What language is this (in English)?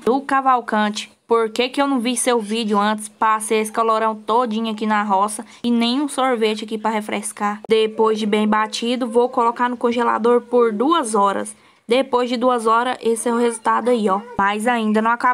Portuguese